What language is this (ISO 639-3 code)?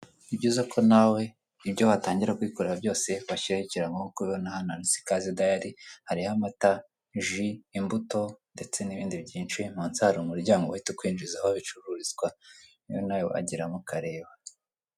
kin